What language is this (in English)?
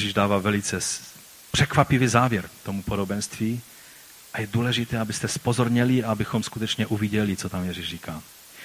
Czech